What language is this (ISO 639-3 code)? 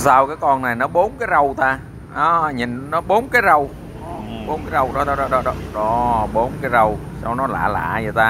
vie